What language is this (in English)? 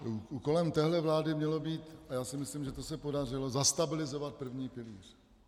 Czech